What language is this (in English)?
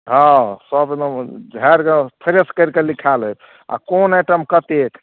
Maithili